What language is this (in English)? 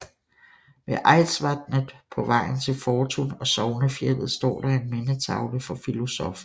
Danish